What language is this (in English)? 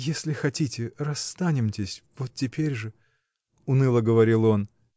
Russian